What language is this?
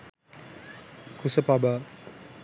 Sinhala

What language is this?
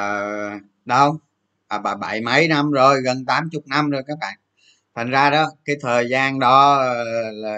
Vietnamese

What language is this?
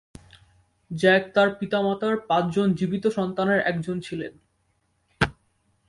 Bangla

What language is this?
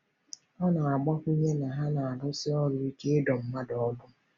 Igbo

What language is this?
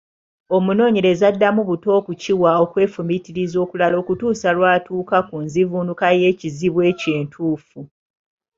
Ganda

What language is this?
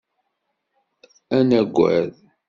Kabyle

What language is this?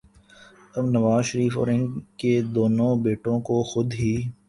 Urdu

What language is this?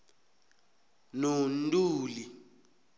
South Ndebele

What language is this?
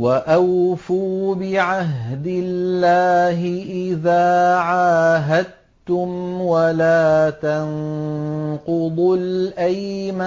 Arabic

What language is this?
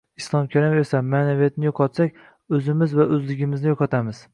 Uzbek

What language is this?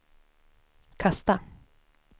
Swedish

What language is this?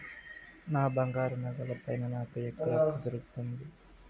Telugu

